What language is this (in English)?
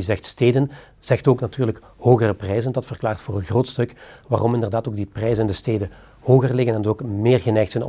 Dutch